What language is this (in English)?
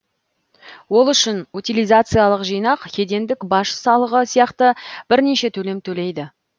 Kazakh